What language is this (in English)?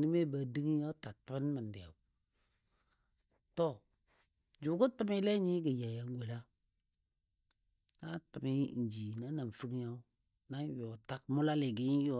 Dadiya